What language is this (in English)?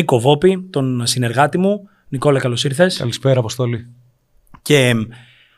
Greek